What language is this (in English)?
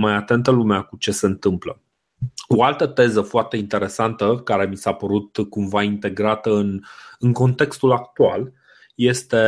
Romanian